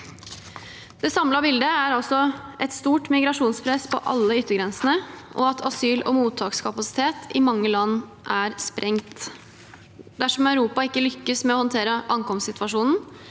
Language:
Norwegian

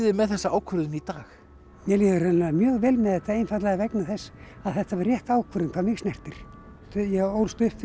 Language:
Icelandic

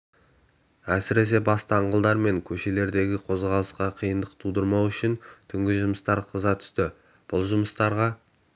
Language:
Kazakh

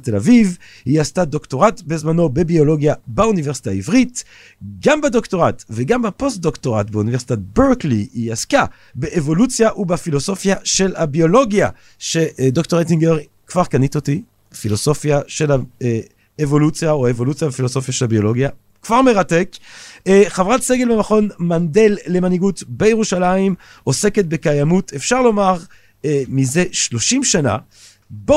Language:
Hebrew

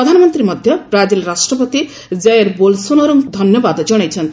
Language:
Odia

